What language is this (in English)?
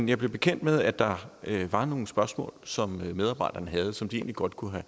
Danish